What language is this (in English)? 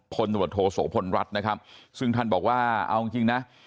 Thai